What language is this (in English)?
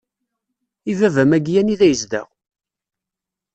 Kabyle